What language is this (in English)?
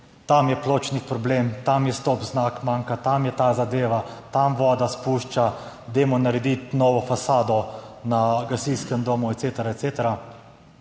Slovenian